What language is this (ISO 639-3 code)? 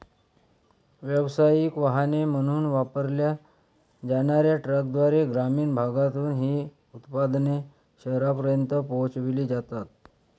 mar